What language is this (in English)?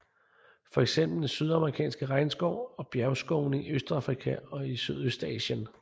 Danish